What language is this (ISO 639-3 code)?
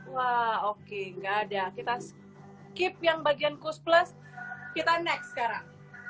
ind